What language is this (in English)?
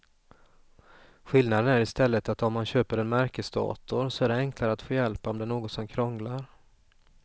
Swedish